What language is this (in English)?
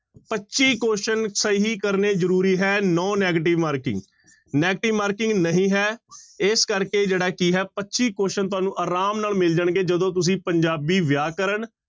Punjabi